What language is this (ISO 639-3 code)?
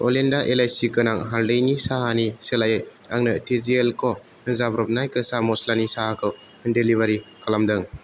brx